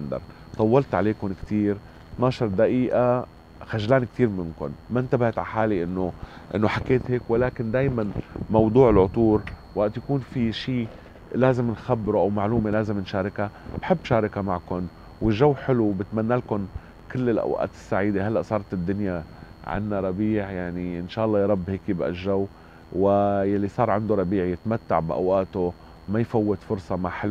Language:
Arabic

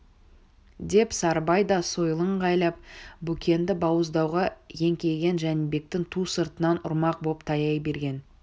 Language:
Kazakh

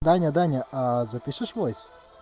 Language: Russian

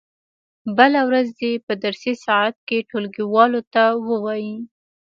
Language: Pashto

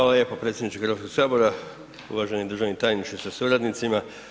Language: Croatian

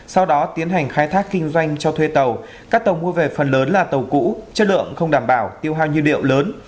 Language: Vietnamese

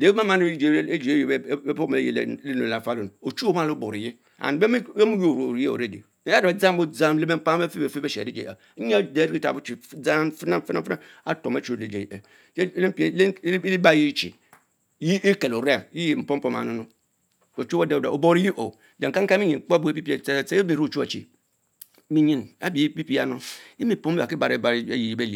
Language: Mbe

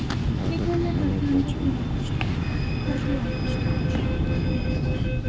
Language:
Maithili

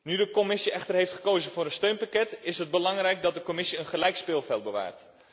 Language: Dutch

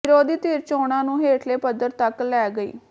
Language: Punjabi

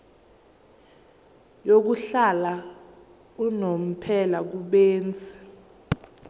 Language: Zulu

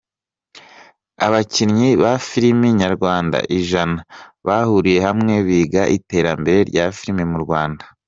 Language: Kinyarwanda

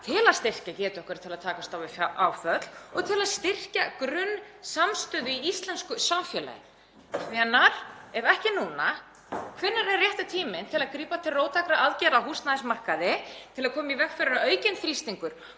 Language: Icelandic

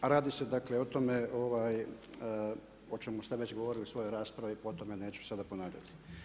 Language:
Croatian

